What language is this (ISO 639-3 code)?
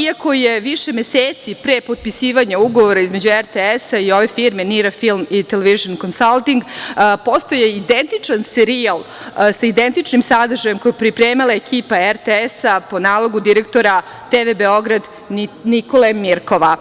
srp